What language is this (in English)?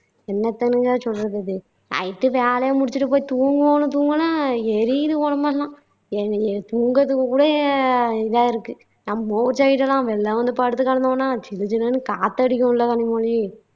Tamil